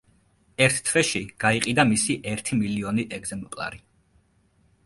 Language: Georgian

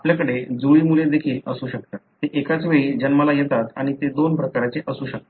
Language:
Marathi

